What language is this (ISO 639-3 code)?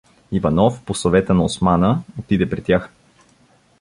bul